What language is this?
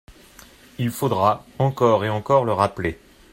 French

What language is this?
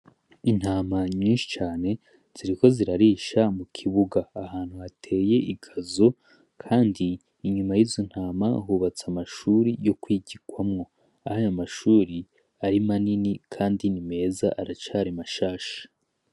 Rundi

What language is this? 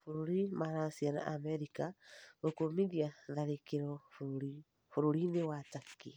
Kikuyu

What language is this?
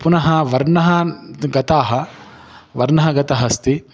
Sanskrit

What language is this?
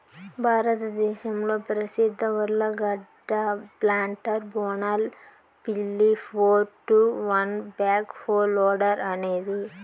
Telugu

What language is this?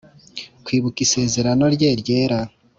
Kinyarwanda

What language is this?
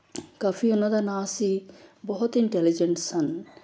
Punjabi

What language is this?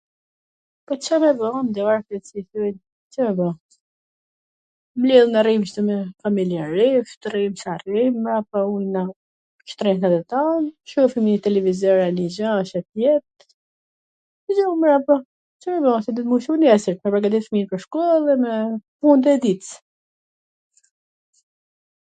Gheg Albanian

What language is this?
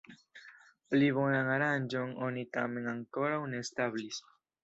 Esperanto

